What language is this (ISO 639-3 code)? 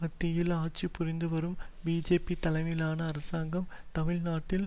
tam